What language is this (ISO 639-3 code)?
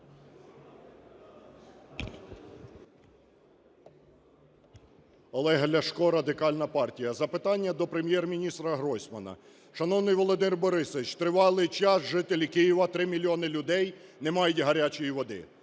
ukr